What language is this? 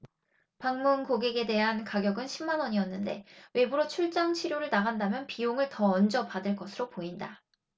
Korean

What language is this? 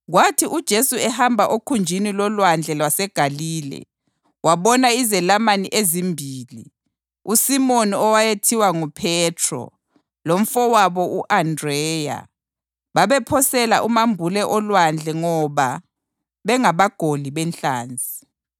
North Ndebele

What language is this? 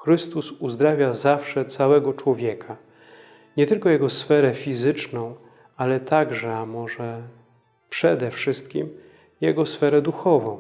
Polish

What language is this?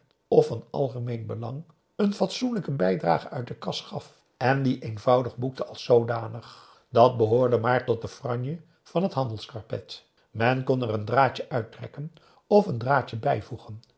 Dutch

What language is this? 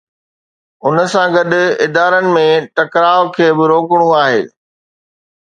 Sindhi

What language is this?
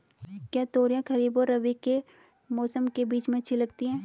Hindi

